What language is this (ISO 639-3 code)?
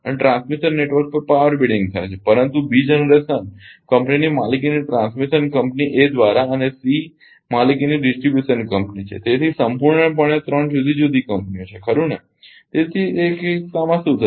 guj